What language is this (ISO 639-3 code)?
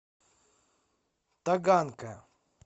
rus